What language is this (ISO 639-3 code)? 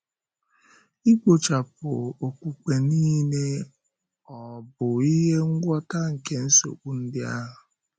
ibo